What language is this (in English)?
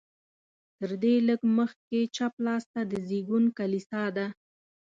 Pashto